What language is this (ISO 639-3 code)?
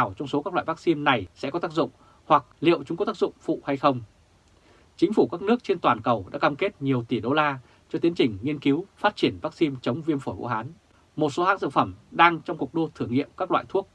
vie